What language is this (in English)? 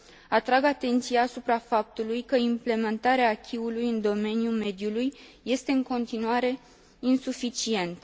Romanian